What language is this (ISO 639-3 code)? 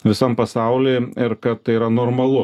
lit